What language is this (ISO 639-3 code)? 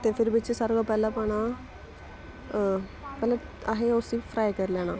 doi